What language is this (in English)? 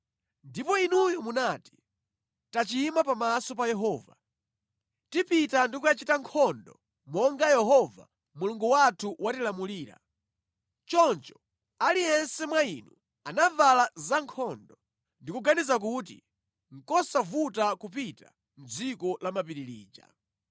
Nyanja